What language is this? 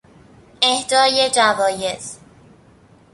Persian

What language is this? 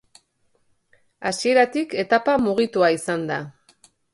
Basque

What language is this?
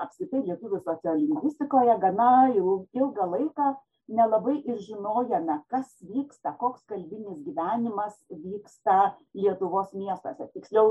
Lithuanian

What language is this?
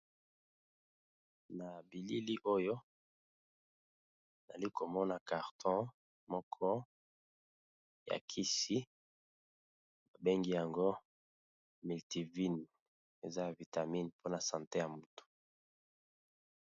Lingala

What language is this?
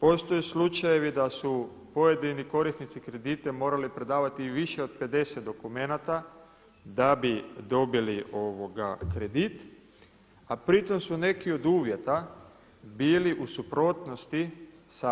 Croatian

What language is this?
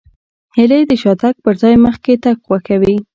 Pashto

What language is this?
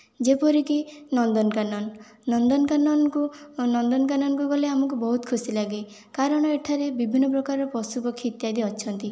Odia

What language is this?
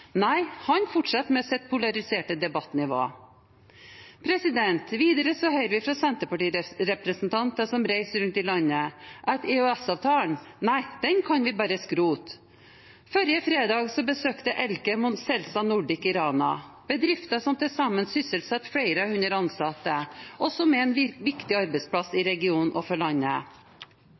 Norwegian Bokmål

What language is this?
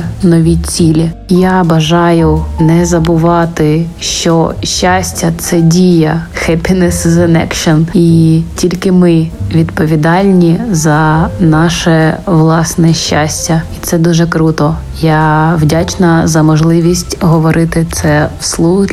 Ukrainian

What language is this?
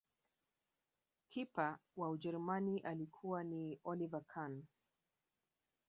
Swahili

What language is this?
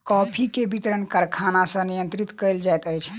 Maithili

